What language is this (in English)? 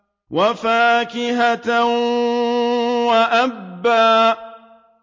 Arabic